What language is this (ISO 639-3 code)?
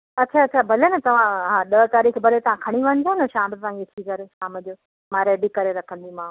snd